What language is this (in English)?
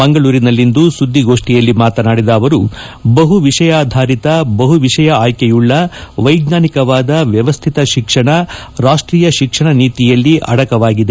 Kannada